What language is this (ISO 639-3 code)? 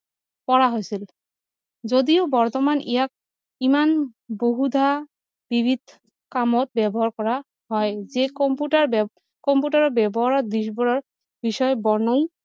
asm